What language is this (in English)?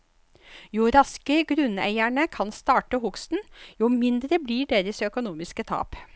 Norwegian